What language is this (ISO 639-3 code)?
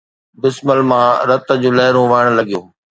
snd